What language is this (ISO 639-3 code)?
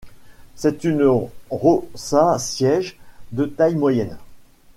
fra